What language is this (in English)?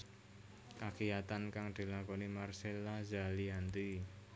Javanese